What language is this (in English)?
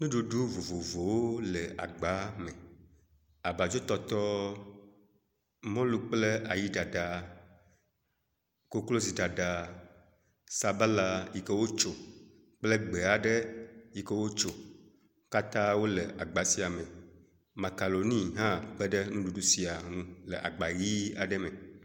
Ewe